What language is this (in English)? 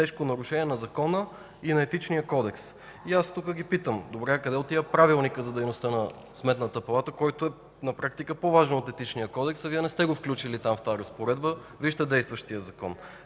Bulgarian